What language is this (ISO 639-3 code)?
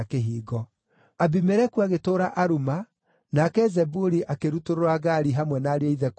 kik